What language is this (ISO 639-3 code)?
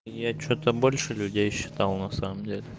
rus